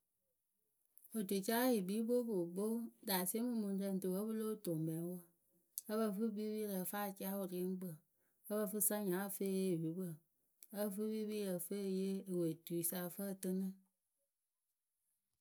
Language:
Akebu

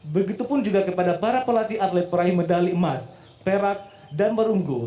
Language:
Indonesian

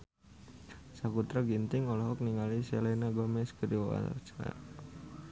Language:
Sundanese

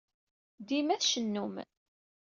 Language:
Kabyle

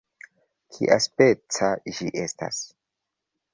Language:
Esperanto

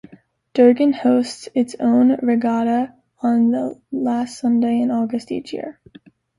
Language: English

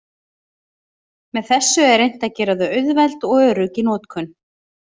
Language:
Icelandic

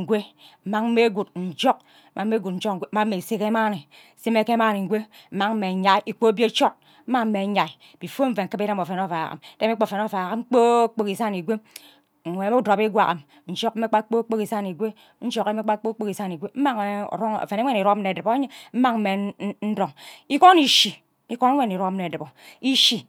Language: Ubaghara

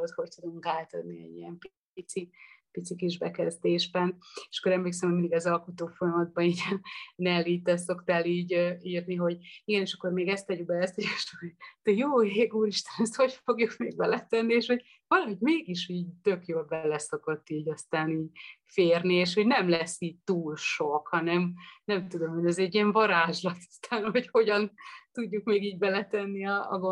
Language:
Hungarian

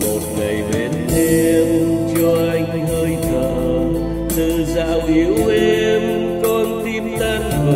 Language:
Vietnamese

